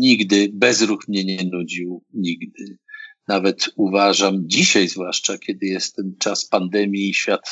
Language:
Polish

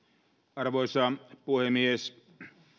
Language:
Finnish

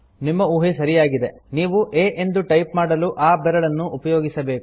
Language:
Kannada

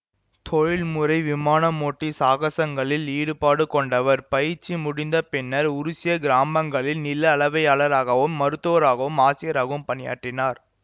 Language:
Tamil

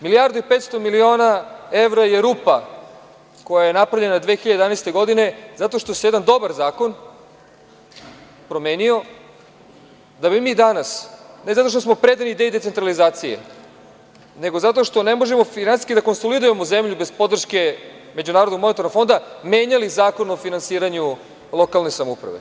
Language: Serbian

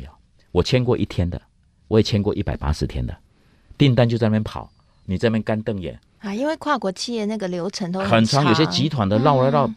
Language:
Chinese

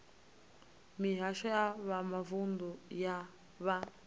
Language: Venda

